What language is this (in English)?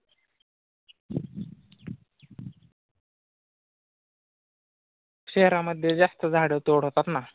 Marathi